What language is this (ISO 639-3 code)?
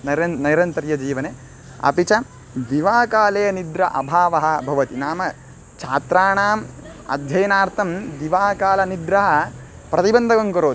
san